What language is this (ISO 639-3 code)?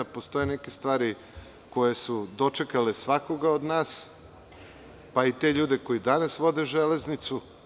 srp